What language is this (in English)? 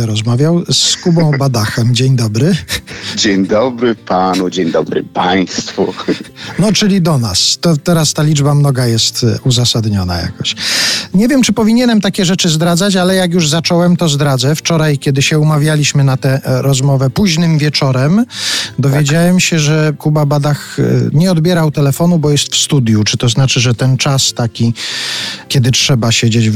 Polish